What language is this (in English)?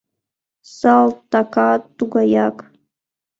Mari